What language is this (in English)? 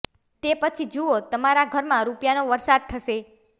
Gujarati